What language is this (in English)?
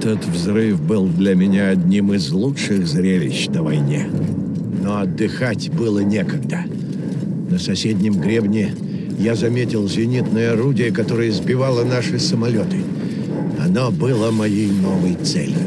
Russian